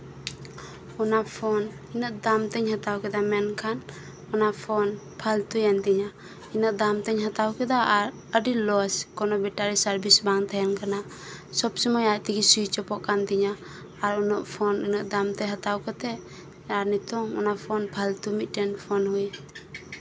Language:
Santali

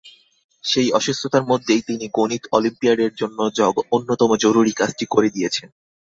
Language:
Bangla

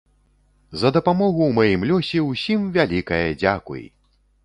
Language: Belarusian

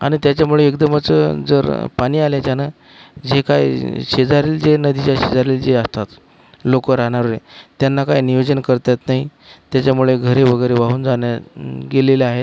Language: Marathi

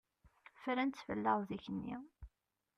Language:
Kabyle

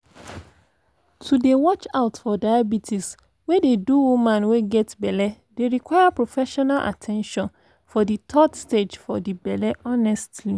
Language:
Nigerian Pidgin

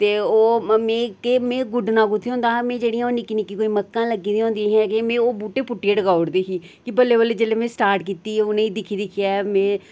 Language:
Dogri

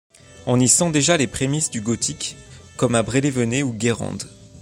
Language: French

